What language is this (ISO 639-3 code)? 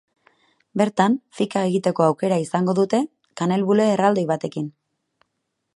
eus